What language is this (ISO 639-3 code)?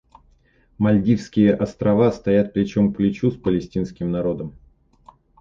rus